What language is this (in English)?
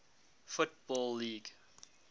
English